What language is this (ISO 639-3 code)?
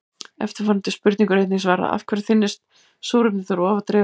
isl